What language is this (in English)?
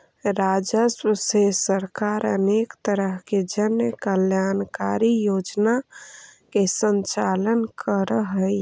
Magahi